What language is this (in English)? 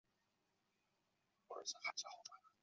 Chinese